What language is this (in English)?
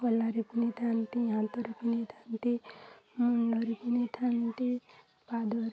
Odia